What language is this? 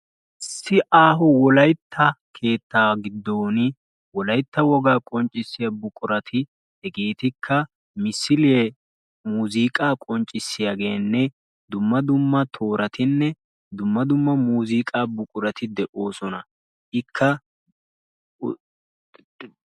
Wolaytta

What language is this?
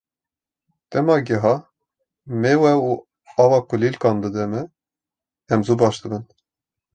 Kurdish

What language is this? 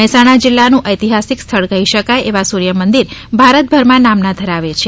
Gujarati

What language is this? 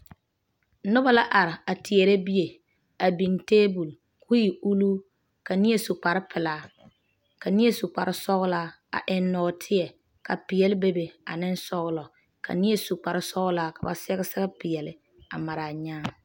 Southern Dagaare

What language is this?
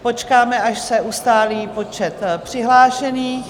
Czech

